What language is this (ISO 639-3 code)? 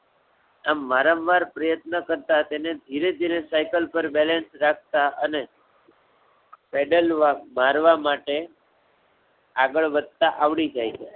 guj